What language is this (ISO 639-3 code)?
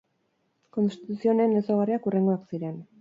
eus